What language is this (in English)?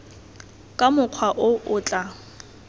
Tswana